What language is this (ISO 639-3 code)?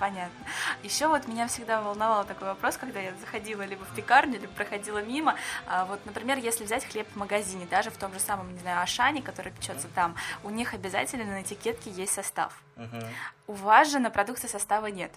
rus